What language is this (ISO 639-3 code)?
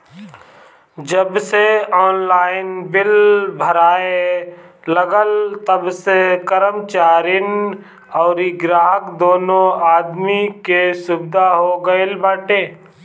bho